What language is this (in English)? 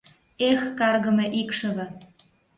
Mari